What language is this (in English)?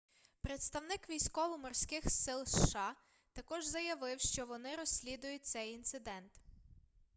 Ukrainian